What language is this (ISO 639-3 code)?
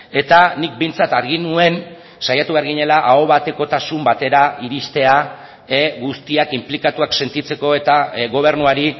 eus